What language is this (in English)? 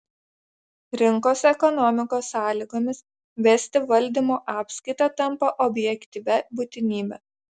Lithuanian